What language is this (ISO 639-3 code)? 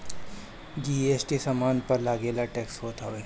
bho